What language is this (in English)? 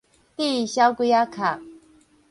Min Nan Chinese